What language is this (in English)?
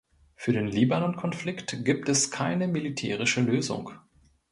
German